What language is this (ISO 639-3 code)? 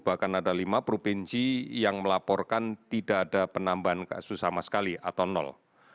ind